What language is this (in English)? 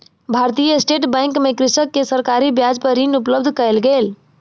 Maithili